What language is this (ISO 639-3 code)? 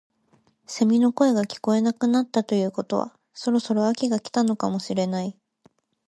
jpn